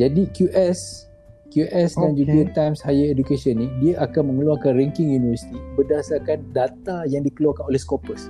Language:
Malay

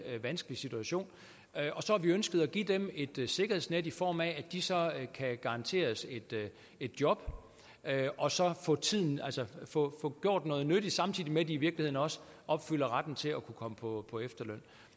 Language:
Danish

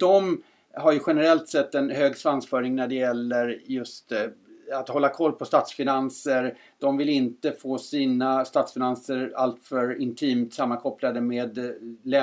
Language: Swedish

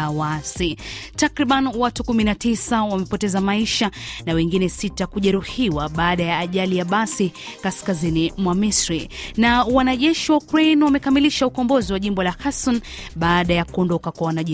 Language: Swahili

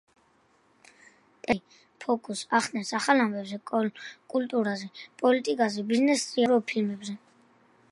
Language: Georgian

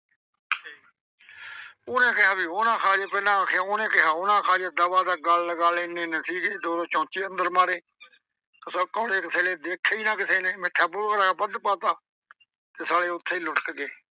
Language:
Punjabi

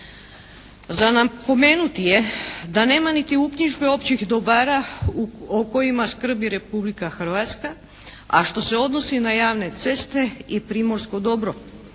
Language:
Croatian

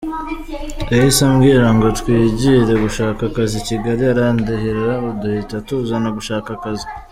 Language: Kinyarwanda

